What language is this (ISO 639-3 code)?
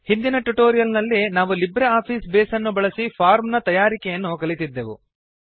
kan